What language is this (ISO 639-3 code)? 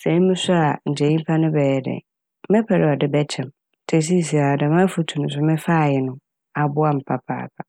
aka